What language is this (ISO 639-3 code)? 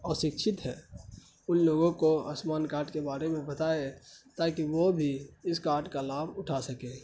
urd